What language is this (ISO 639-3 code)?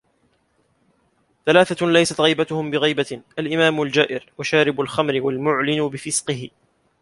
ara